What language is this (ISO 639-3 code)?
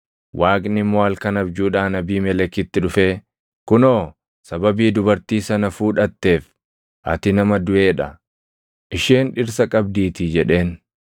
orm